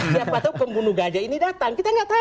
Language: Indonesian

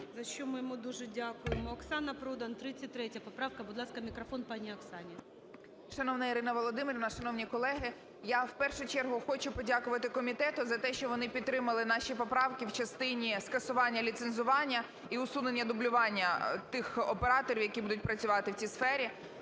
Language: Ukrainian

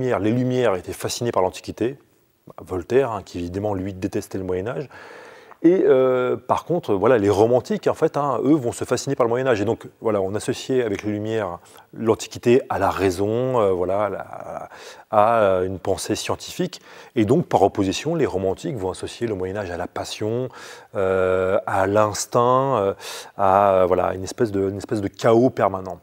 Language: French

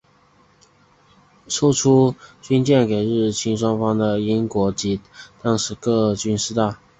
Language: Chinese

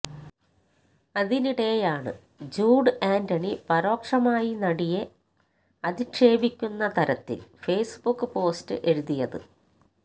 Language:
Malayalam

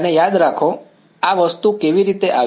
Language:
Gujarati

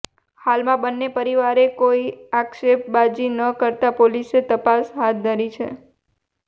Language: Gujarati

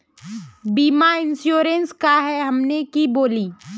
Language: Magahi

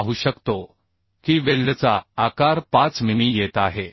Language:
Marathi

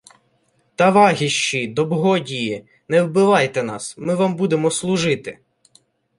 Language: Ukrainian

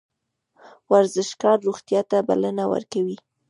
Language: Pashto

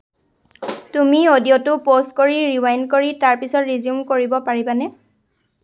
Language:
Assamese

